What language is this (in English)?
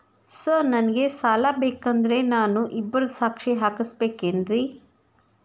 Kannada